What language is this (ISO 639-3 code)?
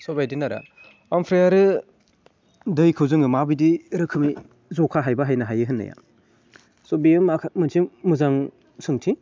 brx